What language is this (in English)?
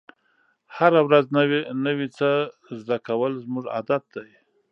Pashto